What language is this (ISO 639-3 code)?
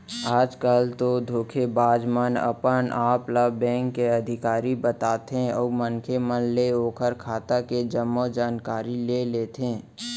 hne